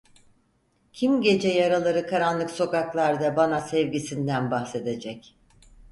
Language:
Turkish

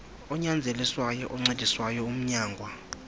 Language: Xhosa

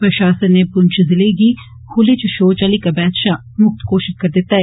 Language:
Dogri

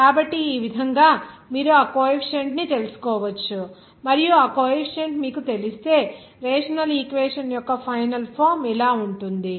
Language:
Telugu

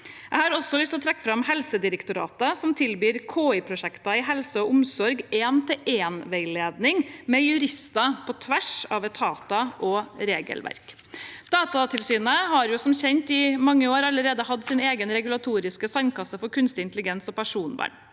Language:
Norwegian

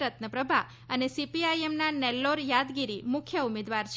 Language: Gujarati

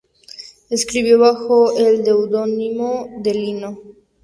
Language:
Spanish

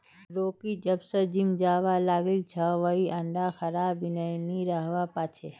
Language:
Magahi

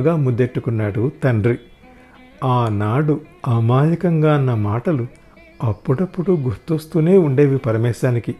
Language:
Telugu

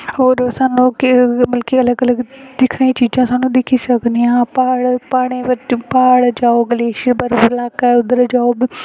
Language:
Dogri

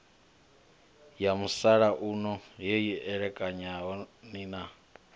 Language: Venda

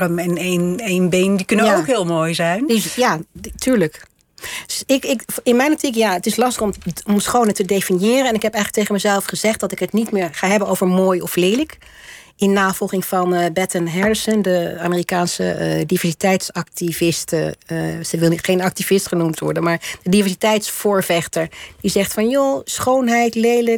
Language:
Dutch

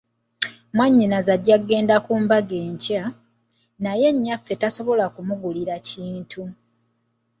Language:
Ganda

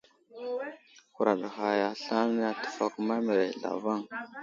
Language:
Wuzlam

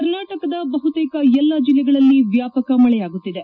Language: Kannada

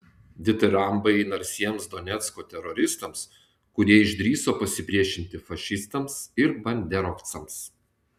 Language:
Lithuanian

